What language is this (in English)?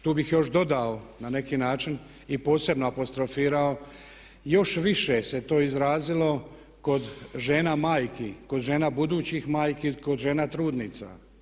Croatian